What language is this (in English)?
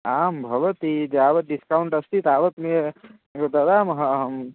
Sanskrit